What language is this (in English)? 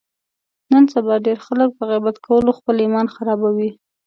Pashto